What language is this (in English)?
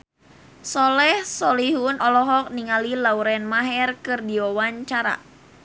Sundanese